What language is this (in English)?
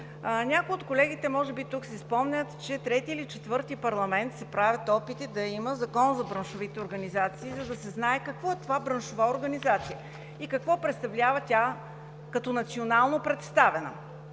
Bulgarian